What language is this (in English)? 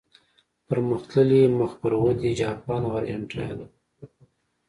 Pashto